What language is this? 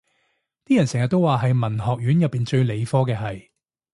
Cantonese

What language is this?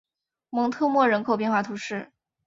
Chinese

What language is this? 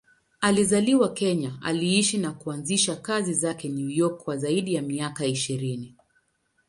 Swahili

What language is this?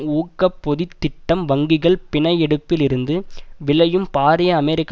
Tamil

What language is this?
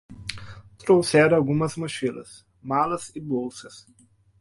Portuguese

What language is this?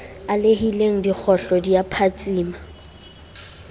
Southern Sotho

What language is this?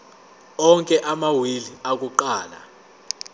Zulu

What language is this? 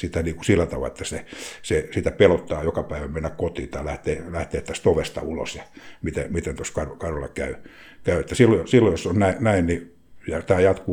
Finnish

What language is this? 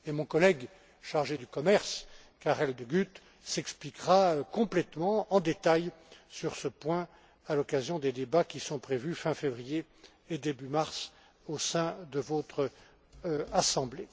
French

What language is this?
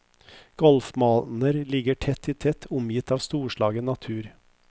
Norwegian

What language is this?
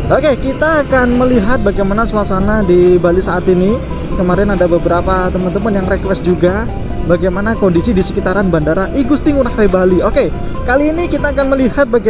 Indonesian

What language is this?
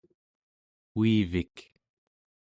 Central Yupik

